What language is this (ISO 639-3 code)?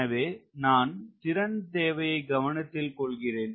tam